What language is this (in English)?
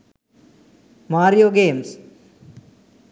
Sinhala